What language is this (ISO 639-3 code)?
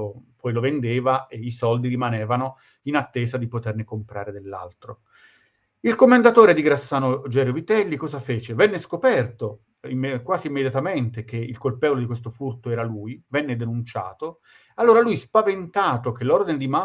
ita